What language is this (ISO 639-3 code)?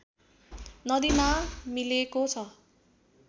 nep